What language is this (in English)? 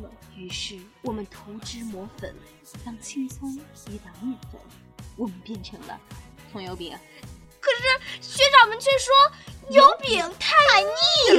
Chinese